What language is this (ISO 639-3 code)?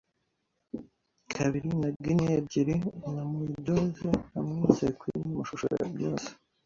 kin